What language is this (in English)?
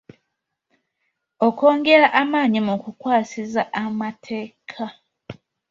Ganda